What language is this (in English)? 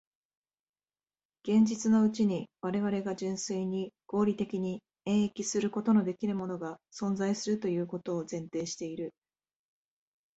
Japanese